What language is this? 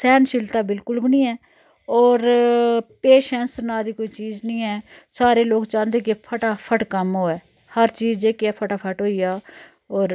Dogri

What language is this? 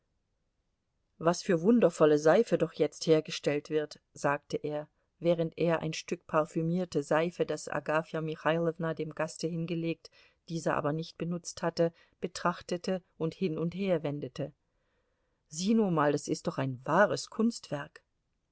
German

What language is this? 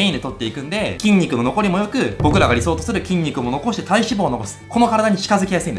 Japanese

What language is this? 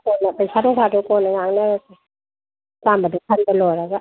Manipuri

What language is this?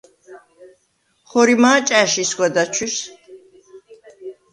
Svan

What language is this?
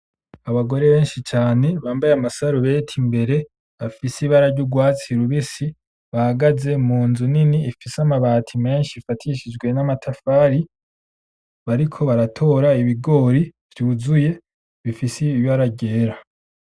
Rundi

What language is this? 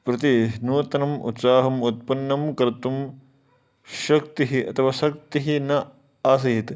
Sanskrit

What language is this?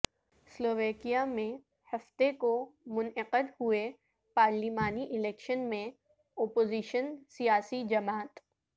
Urdu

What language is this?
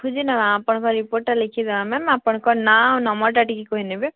Odia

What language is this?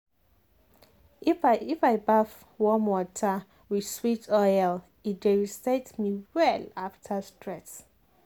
Nigerian Pidgin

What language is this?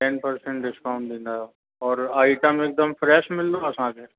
Sindhi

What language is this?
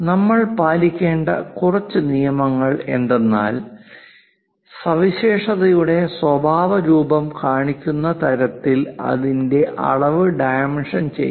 Malayalam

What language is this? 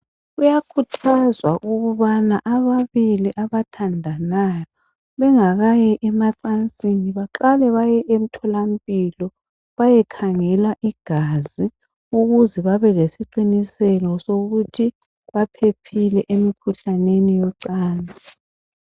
North Ndebele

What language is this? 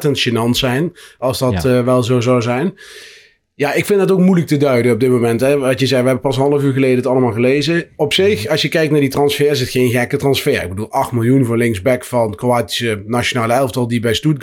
Dutch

